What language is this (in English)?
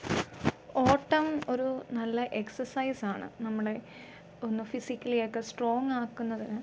Malayalam